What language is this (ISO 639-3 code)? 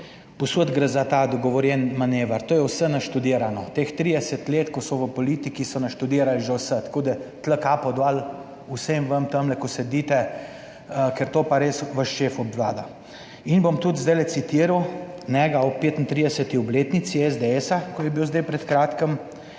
slv